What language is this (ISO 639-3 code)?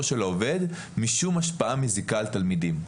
heb